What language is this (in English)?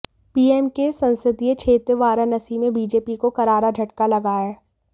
Hindi